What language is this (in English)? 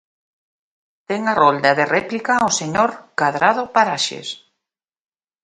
Galician